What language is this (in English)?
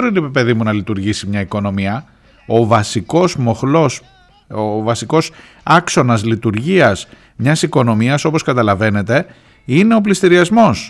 Greek